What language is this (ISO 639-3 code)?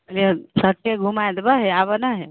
mai